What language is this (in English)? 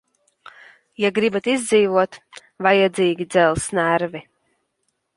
Latvian